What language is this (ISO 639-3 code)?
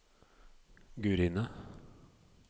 nor